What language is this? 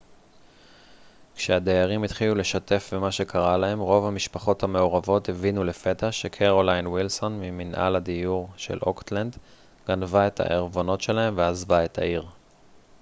Hebrew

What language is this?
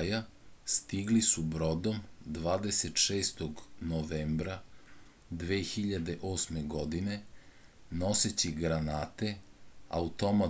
Serbian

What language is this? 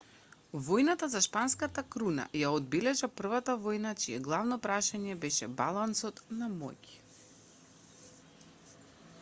Macedonian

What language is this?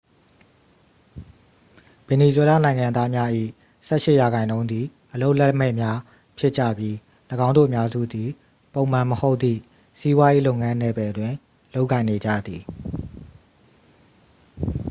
Burmese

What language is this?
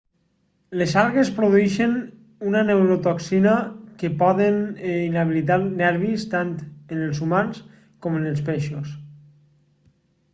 Catalan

